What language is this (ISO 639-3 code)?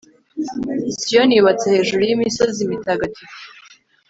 kin